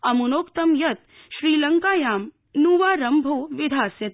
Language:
Sanskrit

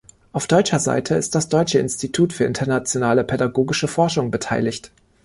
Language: German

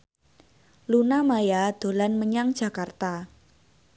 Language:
Javanese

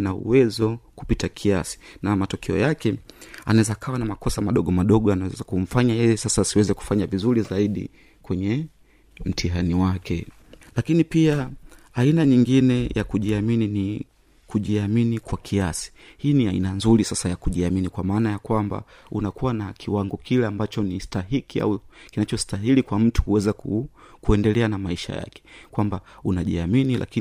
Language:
Swahili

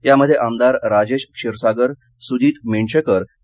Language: Marathi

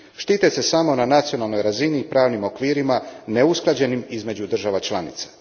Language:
Croatian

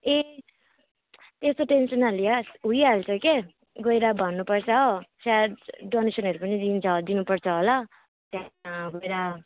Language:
Nepali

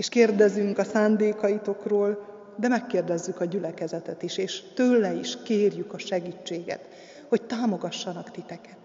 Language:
Hungarian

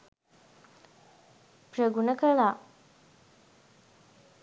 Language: Sinhala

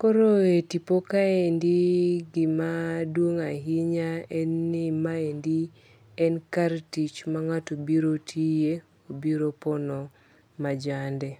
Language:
Luo (Kenya and Tanzania)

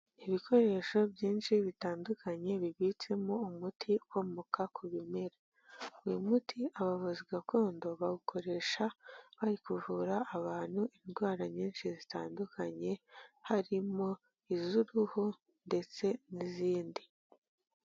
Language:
Kinyarwanda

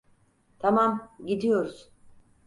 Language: Turkish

